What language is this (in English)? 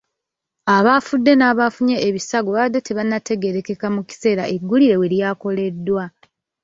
Ganda